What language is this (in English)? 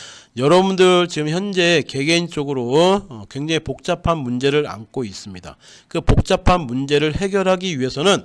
Korean